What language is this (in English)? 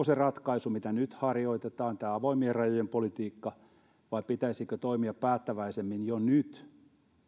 Finnish